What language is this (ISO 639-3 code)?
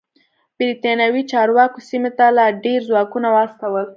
pus